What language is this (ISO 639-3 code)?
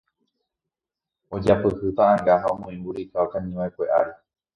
grn